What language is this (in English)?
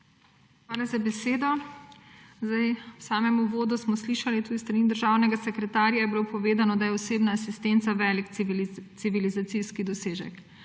Slovenian